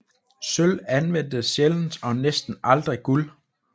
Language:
Danish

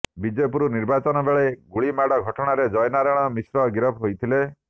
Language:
Odia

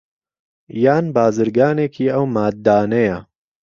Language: Central Kurdish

